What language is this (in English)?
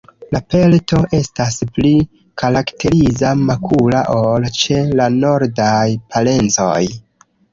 Esperanto